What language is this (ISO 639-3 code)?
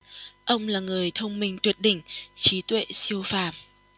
vie